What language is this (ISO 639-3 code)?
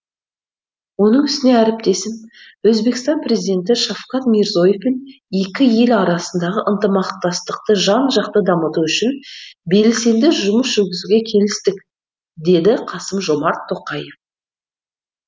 kaz